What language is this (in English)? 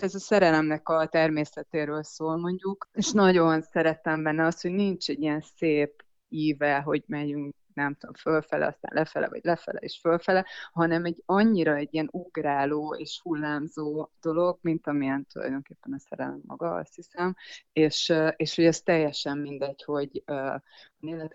Hungarian